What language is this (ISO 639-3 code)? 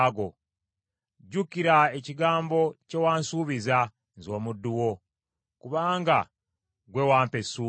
lug